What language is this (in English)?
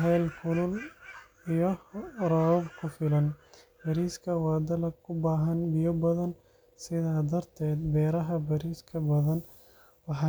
Somali